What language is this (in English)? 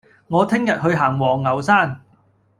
Cantonese